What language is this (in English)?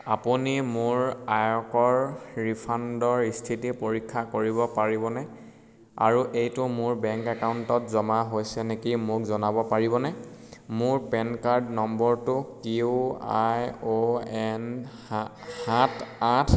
Assamese